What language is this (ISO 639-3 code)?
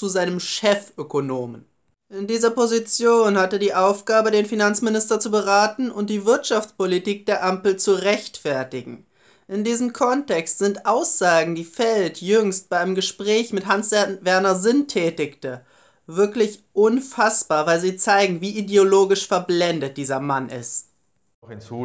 deu